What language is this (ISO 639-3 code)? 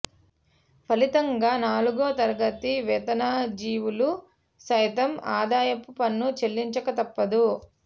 tel